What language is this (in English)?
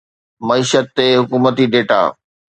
Sindhi